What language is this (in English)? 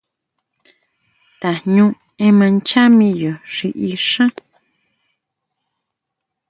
Huautla Mazatec